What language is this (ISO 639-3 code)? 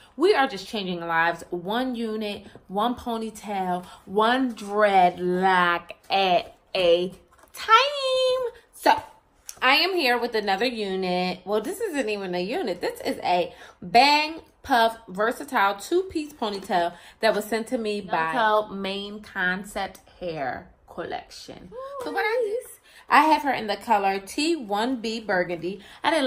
eng